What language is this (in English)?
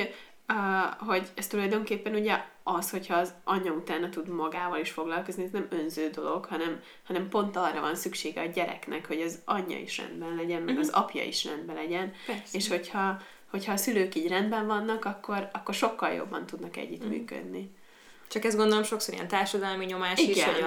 Hungarian